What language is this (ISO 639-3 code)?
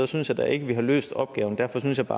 dan